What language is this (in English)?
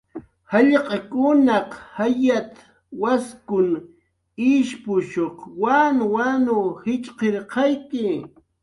Jaqaru